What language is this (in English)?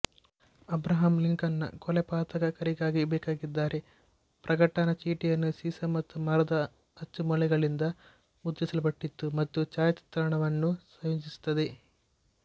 Kannada